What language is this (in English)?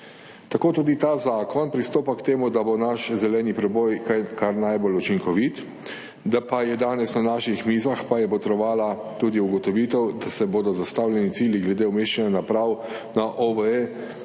Slovenian